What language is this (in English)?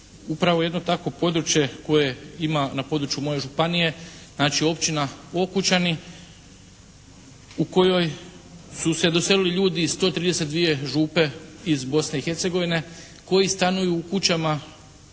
Croatian